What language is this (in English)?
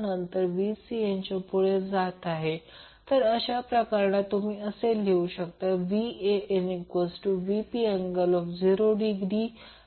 Marathi